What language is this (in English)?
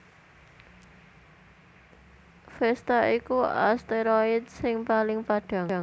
Javanese